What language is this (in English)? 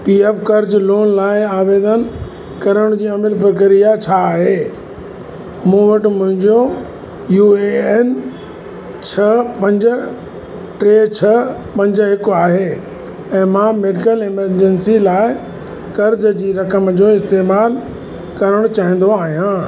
Sindhi